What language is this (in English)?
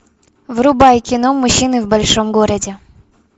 Russian